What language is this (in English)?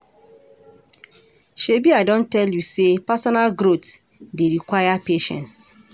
Nigerian Pidgin